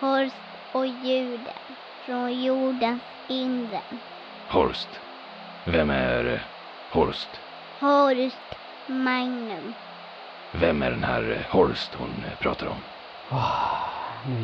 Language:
Swedish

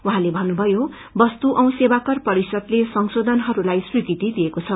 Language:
Nepali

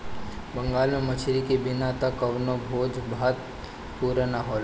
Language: Bhojpuri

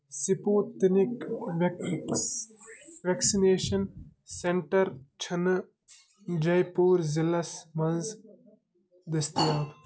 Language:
Kashmiri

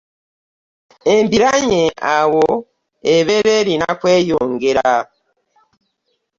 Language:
Ganda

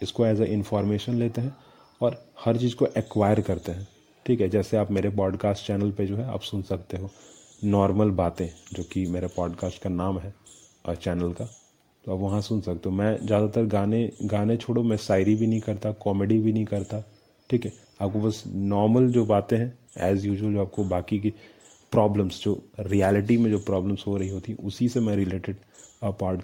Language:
Hindi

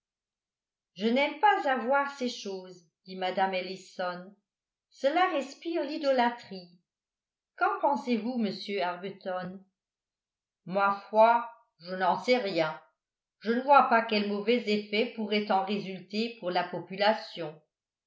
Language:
French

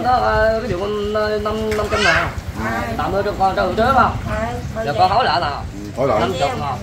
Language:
Vietnamese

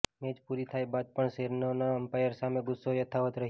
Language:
Gujarati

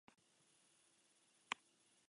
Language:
Basque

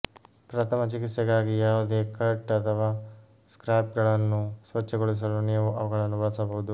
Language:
Kannada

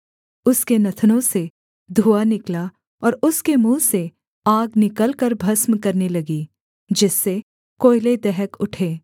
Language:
Hindi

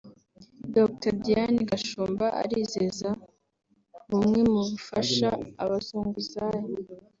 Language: Kinyarwanda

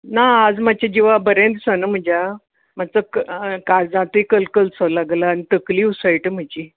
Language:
Konkani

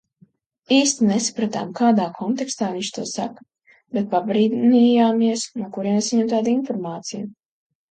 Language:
Latvian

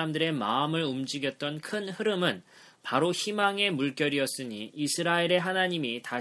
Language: Korean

